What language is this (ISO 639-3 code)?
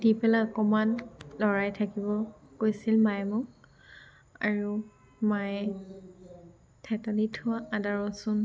asm